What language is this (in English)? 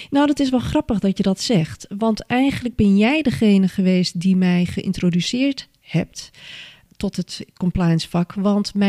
Dutch